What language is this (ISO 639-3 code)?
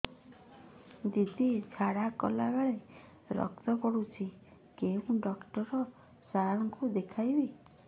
ori